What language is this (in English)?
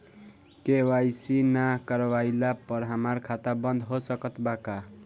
Bhojpuri